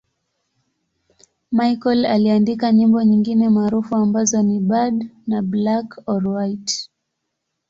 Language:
Swahili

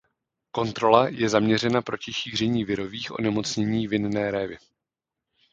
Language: Czech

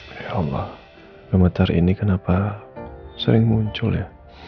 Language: Indonesian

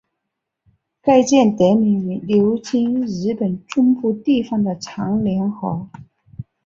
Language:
Chinese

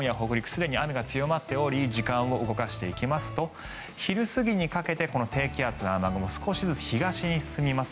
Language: Japanese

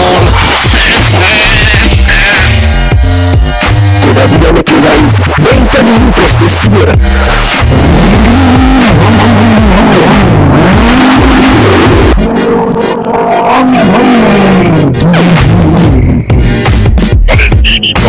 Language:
Indonesian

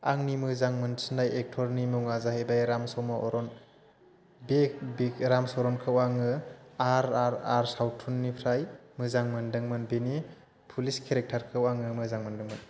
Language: Bodo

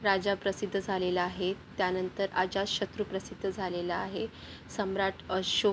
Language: Marathi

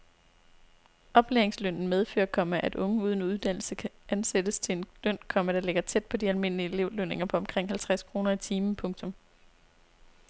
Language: Danish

